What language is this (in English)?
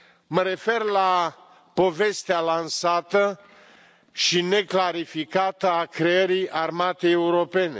Romanian